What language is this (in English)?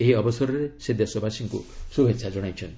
Odia